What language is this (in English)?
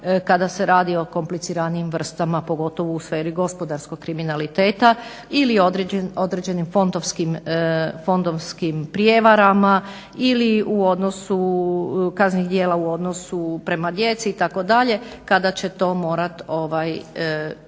Croatian